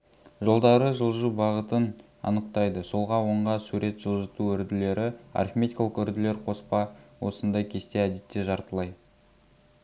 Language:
Kazakh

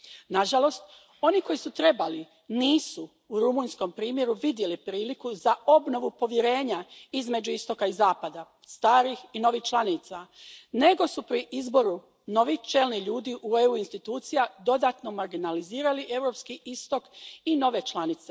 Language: Croatian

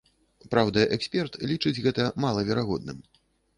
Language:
Belarusian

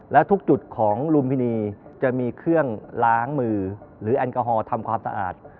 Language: Thai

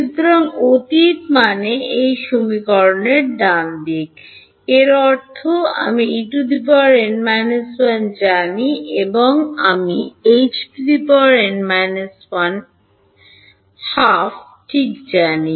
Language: Bangla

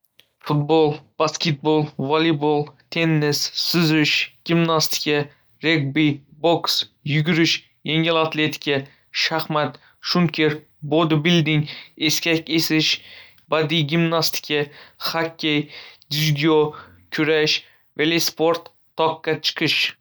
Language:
Uzbek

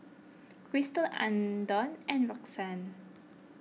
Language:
English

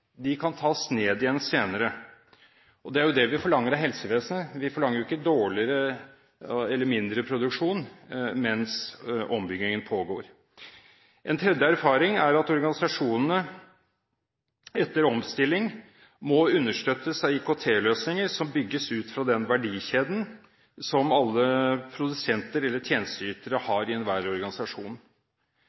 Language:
Norwegian Bokmål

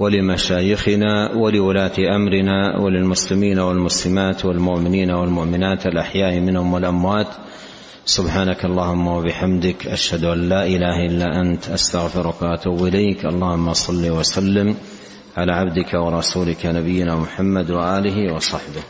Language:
Arabic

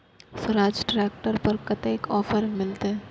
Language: Maithili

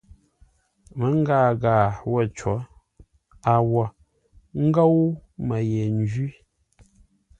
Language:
Ngombale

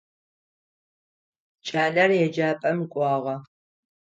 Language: Adyghe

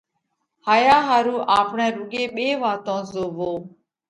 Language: Parkari Koli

